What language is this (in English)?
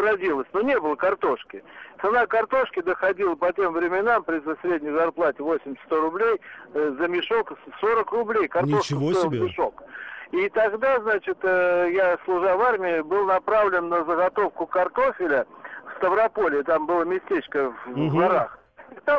Russian